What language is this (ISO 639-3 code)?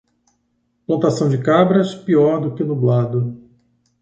por